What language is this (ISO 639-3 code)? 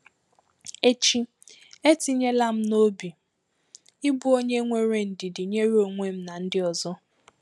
ibo